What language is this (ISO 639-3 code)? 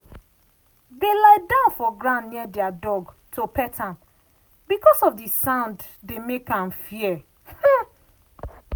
pcm